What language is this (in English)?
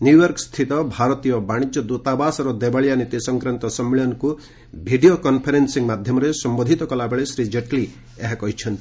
Odia